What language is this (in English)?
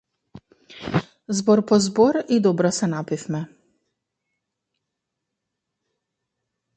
Macedonian